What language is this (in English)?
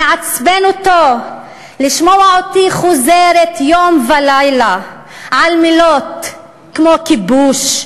Hebrew